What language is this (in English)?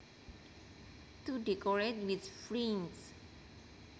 Javanese